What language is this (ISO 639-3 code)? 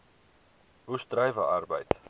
afr